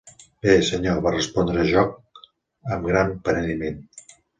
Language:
Catalan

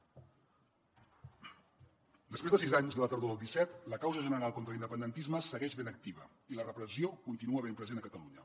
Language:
Catalan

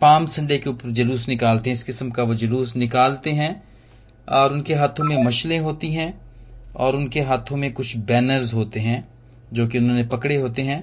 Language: Hindi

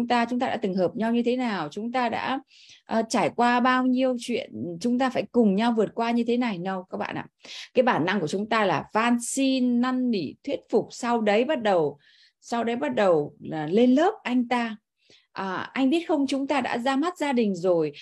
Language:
Vietnamese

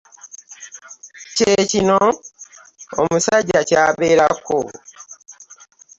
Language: Ganda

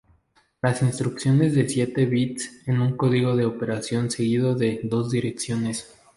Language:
Spanish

